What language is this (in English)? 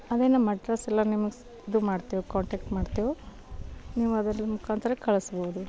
Kannada